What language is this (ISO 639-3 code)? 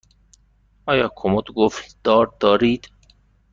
fas